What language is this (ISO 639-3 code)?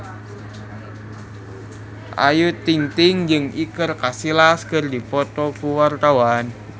sun